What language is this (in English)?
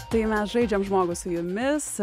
Lithuanian